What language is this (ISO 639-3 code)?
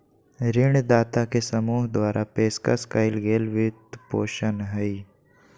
mag